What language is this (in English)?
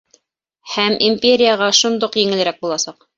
Bashkir